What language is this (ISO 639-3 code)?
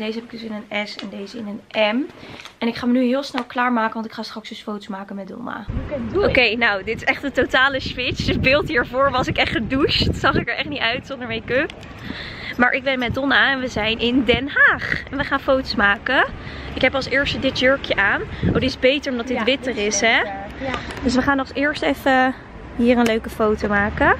nld